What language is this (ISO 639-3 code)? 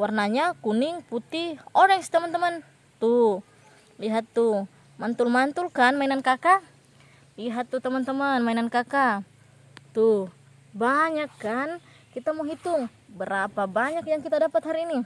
ind